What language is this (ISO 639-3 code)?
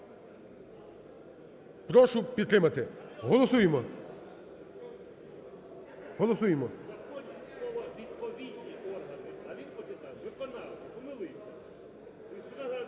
ukr